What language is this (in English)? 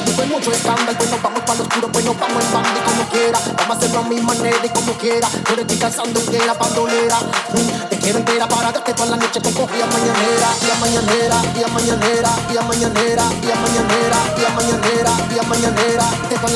Spanish